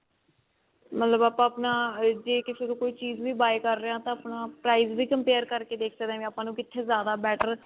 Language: Punjabi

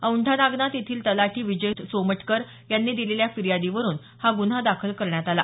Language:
Marathi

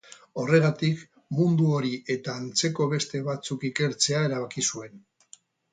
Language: Basque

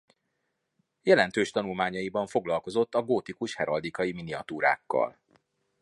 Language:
Hungarian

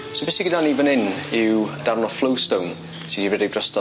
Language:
Welsh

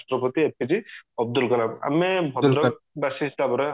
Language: Odia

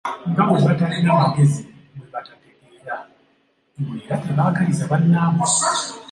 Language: Ganda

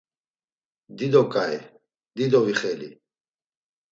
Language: Laz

